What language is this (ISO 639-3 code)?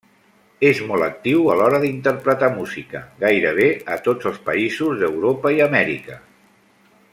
cat